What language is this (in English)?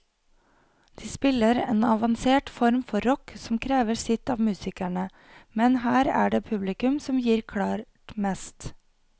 Norwegian